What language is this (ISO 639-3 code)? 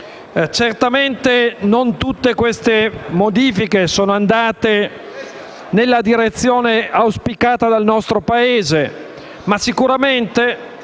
ita